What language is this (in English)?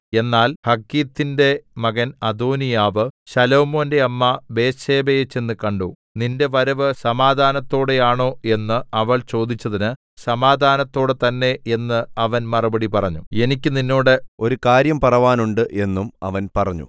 Malayalam